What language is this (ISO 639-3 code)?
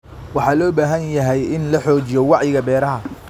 som